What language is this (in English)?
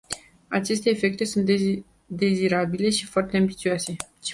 Romanian